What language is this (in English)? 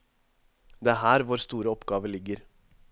Norwegian